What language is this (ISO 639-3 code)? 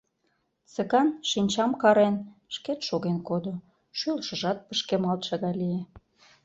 chm